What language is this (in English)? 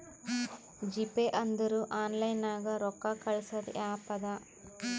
Kannada